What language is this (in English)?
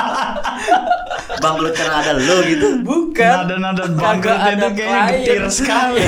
Indonesian